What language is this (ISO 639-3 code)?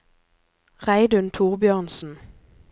nor